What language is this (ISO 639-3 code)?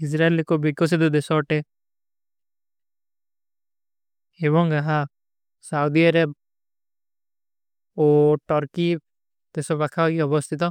uki